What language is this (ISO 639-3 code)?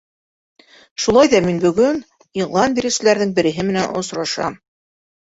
bak